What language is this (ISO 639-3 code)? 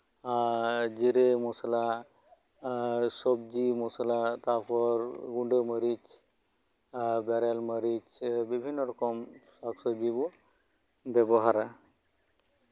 sat